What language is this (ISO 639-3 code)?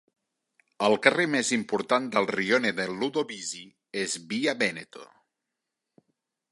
cat